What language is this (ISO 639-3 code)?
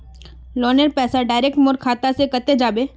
mag